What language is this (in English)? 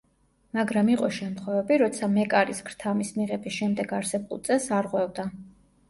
Georgian